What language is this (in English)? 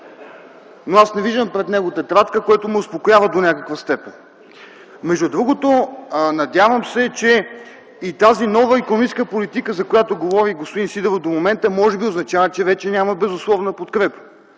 Bulgarian